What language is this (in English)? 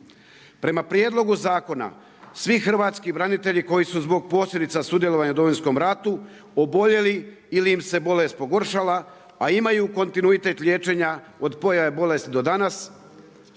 Croatian